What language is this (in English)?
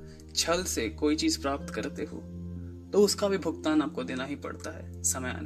Hindi